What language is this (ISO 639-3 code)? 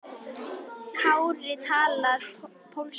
isl